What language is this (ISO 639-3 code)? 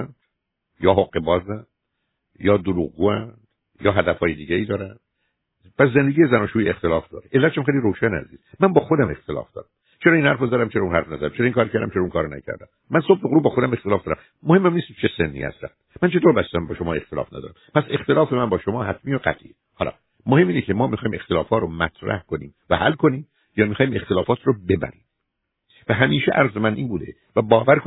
fas